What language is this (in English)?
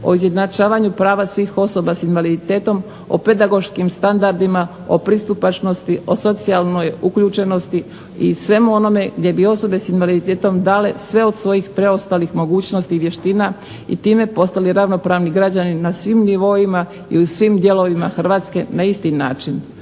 Croatian